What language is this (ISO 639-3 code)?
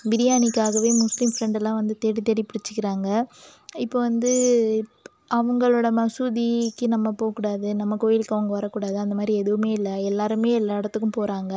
tam